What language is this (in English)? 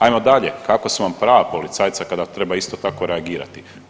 Croatian